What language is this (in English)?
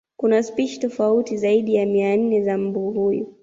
Swahili